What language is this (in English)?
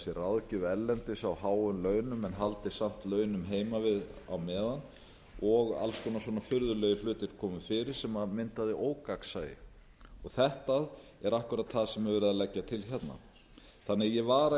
Icelandic